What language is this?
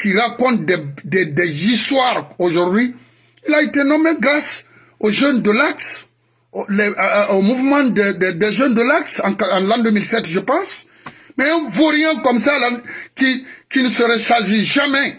French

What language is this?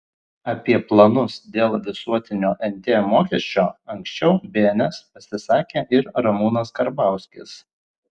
Lithuanian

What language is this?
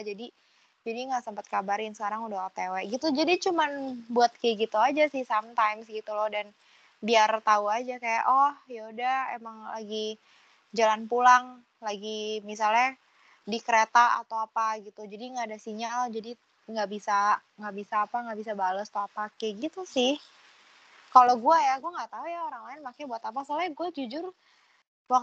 Indonesian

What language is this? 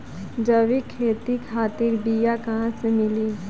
Bhojpuri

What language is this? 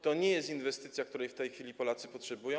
Polish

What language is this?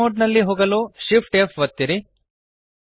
Kannada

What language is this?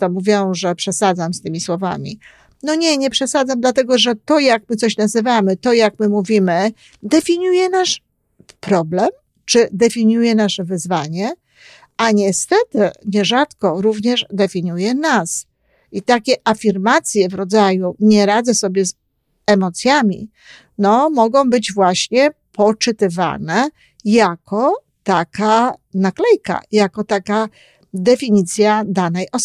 Polish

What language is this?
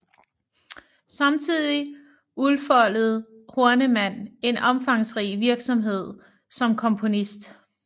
Danish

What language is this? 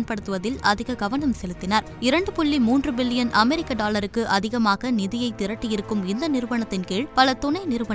Tamil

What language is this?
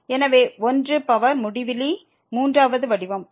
Tamil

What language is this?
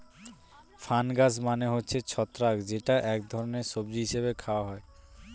Bangla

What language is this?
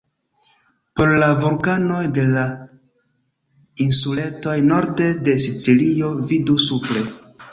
Esperanto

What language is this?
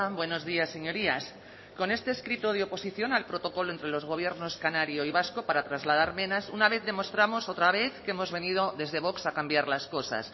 Spanish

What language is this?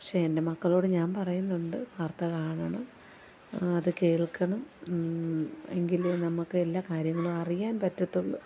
Malayalam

